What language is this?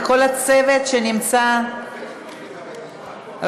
Hebrew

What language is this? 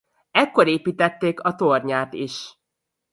Hungarian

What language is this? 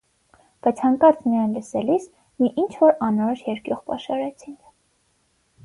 Armenian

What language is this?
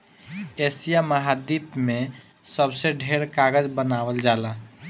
Bhojpuri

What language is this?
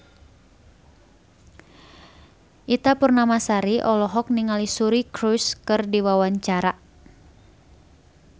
Sundanese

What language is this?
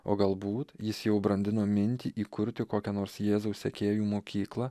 Lithuanian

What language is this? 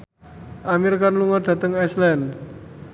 Javanese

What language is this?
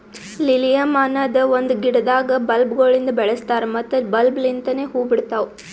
Kannada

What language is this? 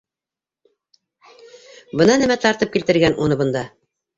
Bashkir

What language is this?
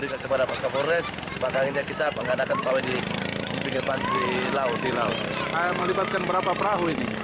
Indonesian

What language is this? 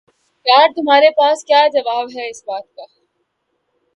Urdu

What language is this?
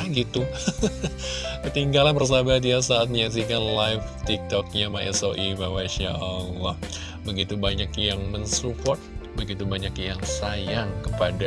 Indonesian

